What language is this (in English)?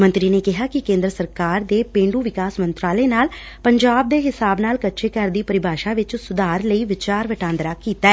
Punjabi